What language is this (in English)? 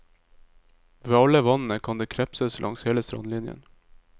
Norwegian